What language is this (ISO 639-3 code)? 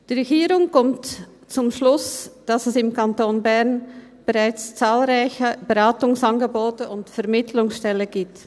gsw